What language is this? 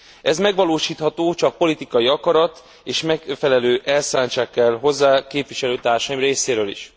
Hungarian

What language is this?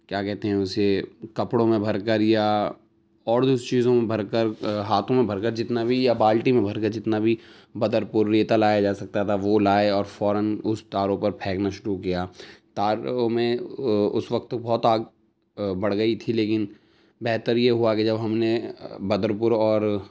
Urdu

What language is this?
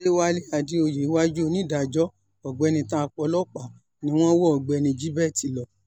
Yoruba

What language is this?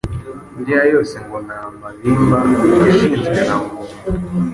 Kinyarwanda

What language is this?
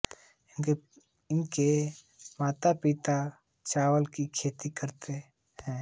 Hindi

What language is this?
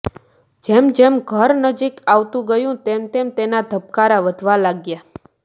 Gujarati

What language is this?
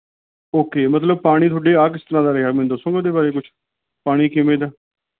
Punjabi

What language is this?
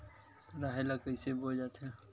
Chhattisgarhi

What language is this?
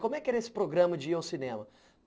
Portuguese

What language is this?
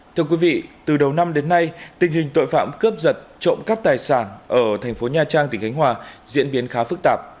Vietnamese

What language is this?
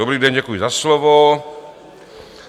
Czech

